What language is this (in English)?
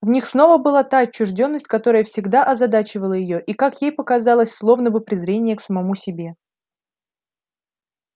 Russian